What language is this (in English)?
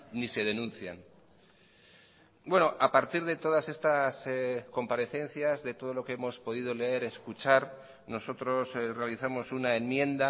Spanish